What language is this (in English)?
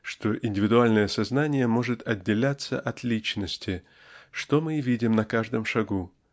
Russian